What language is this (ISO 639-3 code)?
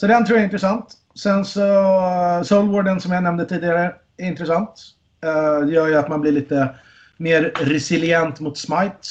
swe